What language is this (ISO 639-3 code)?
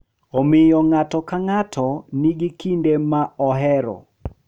luo